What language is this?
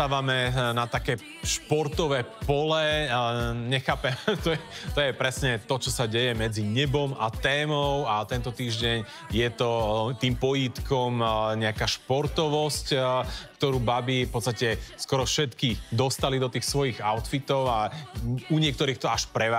Slovak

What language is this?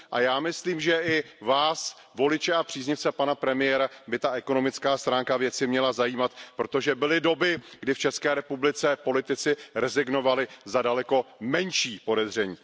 Czech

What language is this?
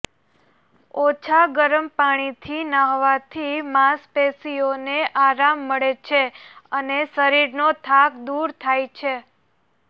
Gujarati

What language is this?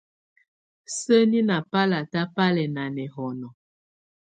Tunen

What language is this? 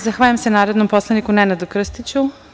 Serbian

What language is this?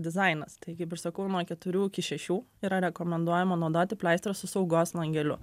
Lithuanian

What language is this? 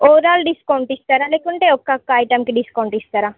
Telugu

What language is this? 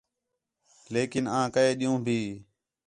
Khetrani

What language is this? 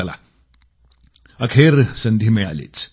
Marathi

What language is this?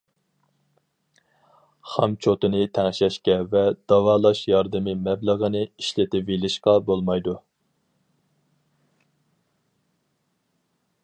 Uyghur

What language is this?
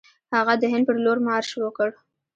Pashto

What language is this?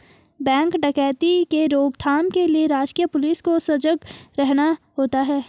Hindi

